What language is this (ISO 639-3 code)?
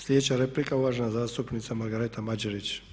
hrv